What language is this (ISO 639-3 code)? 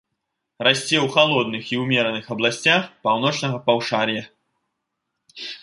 bel